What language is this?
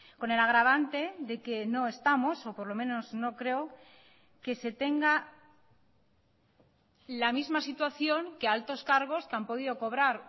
Spanish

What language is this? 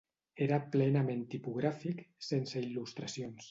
Catalan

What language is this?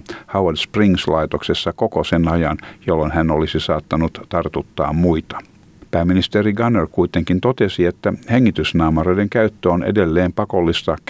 Finnish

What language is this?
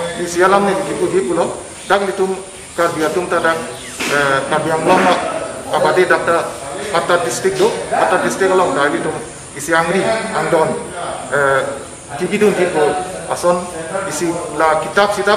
Indonesian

